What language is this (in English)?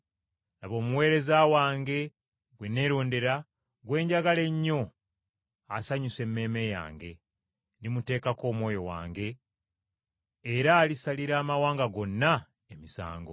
Ganda